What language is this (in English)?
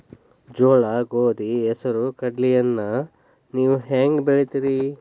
Kannada